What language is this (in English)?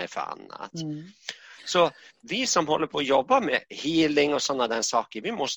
Swedish